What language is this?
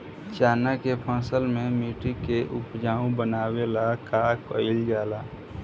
Bhojpuri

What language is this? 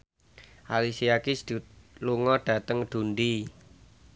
Javanese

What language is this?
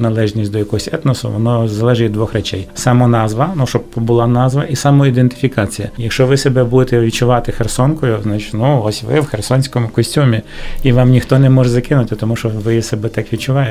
Ukrainian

